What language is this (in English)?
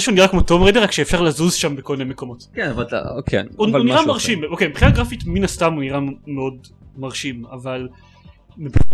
Hebrew